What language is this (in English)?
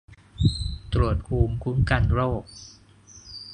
Thai